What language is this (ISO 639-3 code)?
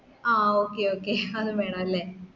mal